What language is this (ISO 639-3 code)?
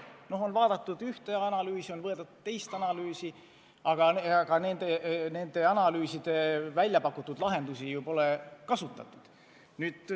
est